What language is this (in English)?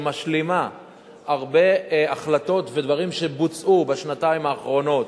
Hebrew